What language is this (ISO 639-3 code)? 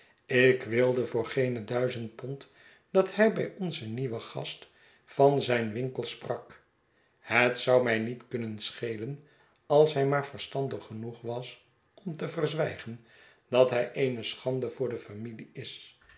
nld